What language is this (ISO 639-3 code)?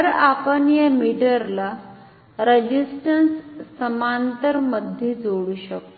mar